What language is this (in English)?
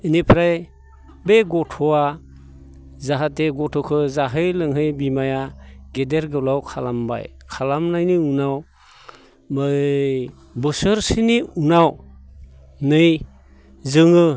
Bodo